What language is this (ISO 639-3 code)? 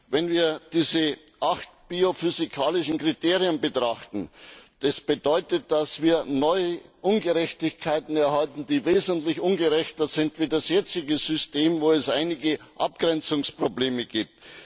deu